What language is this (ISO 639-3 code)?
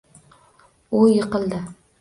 uzb